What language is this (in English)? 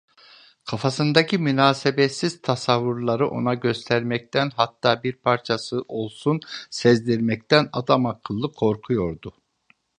Turkish